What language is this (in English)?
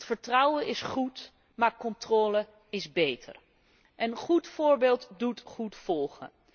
Dutch